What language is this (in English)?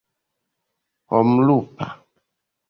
Esperanto